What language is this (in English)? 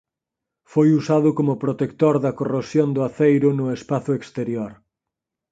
Galician